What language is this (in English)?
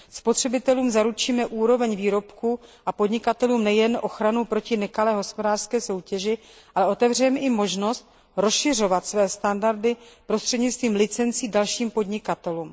Czech